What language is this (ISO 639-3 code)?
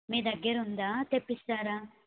tel